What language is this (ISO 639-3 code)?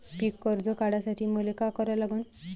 mar